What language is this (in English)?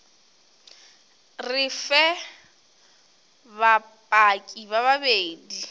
Northern Sotho